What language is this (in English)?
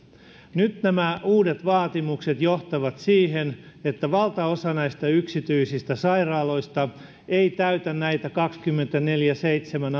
Finnish